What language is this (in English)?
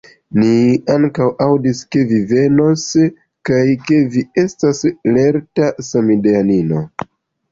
Esperanto